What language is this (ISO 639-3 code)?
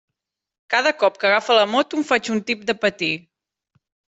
cat